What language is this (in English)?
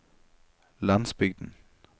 Norwegian